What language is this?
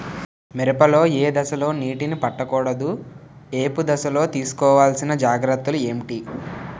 Telugu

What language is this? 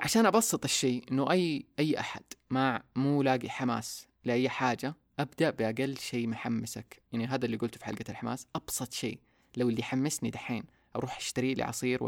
Arabic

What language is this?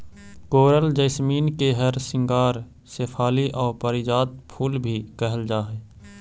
Magahi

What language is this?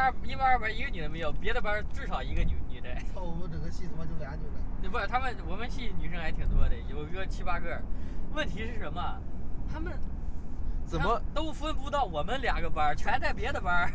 Chinese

